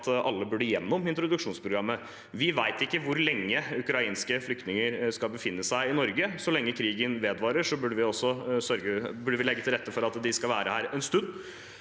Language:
Norwegian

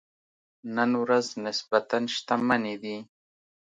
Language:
Pashto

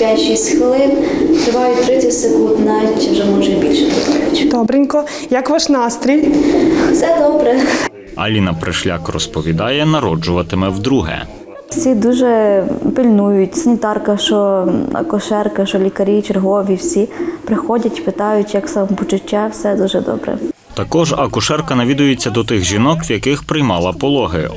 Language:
Ukrainian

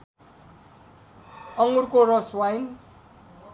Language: Nepali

